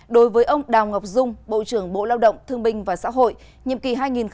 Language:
Vietnamese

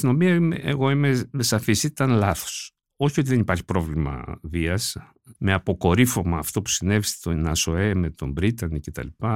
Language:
Greek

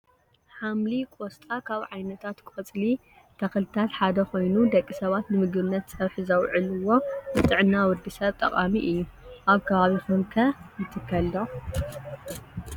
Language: Tigrinya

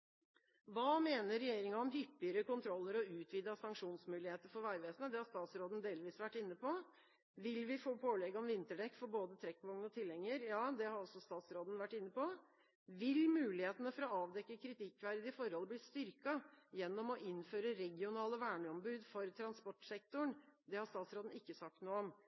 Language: Norwegian Bokmål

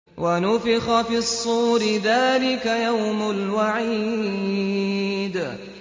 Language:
Arabic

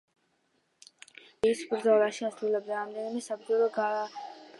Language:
Georgian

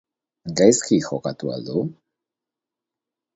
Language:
Basque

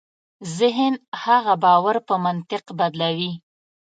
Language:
Pashto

